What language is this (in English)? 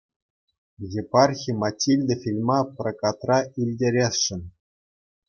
Chuvash